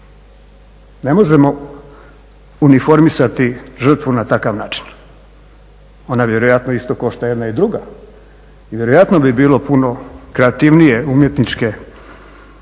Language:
Croatian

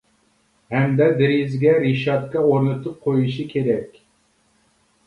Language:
Uyghur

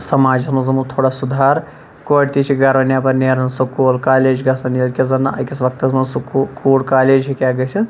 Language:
Kashmiri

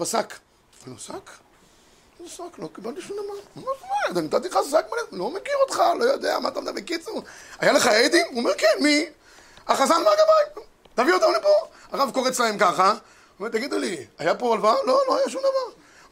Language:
Hebrew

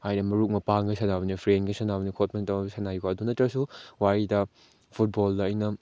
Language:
Manipuri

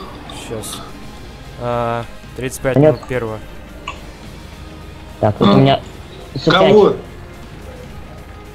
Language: Russian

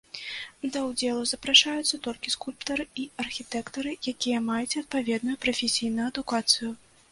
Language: Belarusian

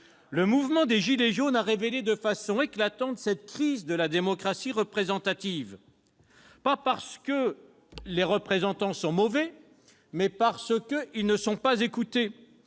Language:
French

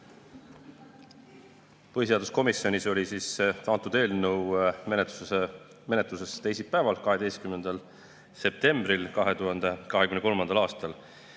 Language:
Estonian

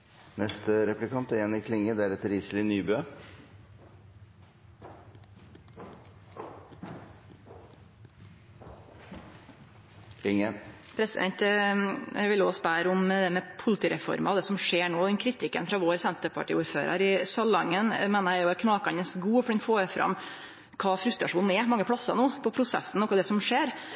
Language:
Norwegian Nynorsk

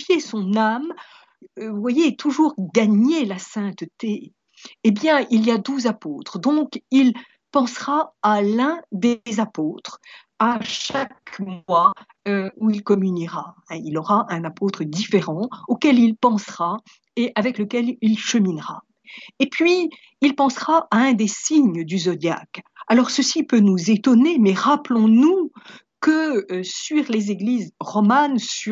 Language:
French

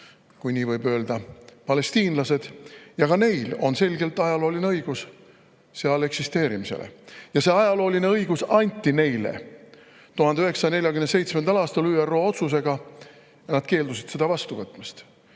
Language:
Estonian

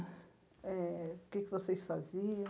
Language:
Portuguese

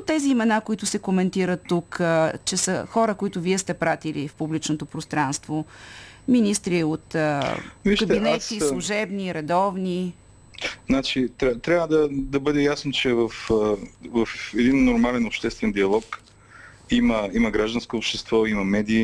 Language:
Bulgarian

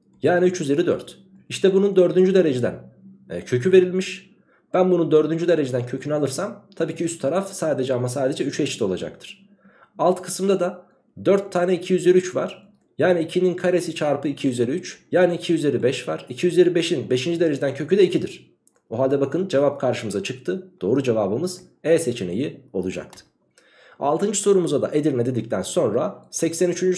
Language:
Turkish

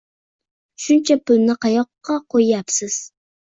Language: Uzbek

